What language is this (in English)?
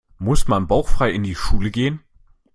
German